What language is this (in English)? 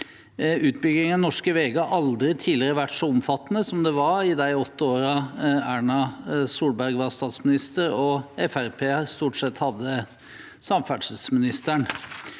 Norwegian